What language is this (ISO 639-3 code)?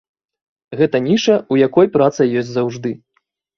bel